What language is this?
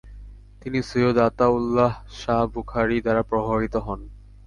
Bangla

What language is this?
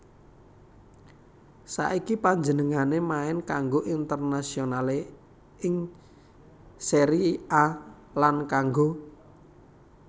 Javanese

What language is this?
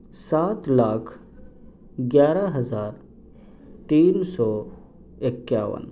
Urdu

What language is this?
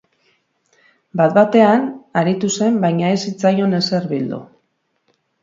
Basque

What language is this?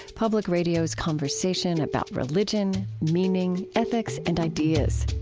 English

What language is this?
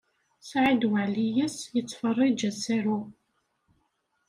Kabyle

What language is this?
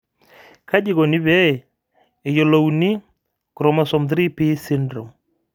Masai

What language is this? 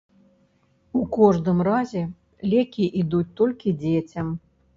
Belarusian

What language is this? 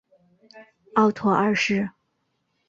Chinese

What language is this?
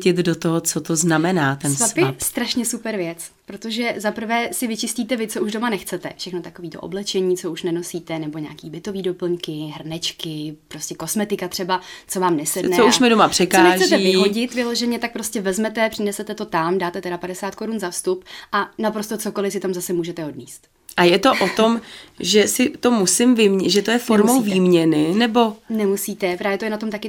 Czech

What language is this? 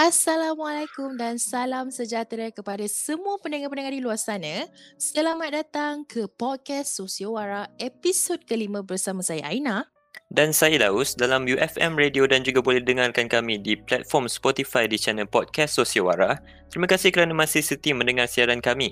Malay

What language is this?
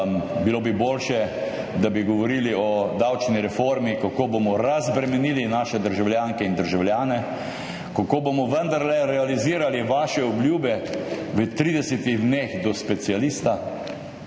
Slovenian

